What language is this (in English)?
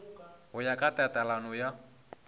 Northern Sotho